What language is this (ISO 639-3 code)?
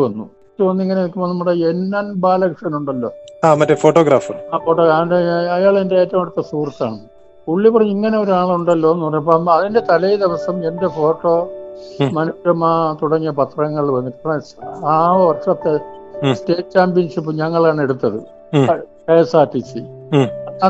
mal